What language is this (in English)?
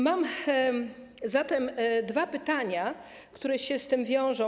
Polish